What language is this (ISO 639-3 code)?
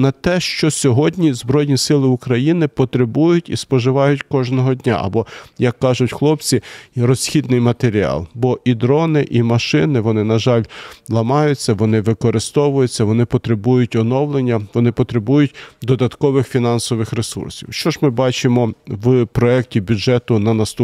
ukr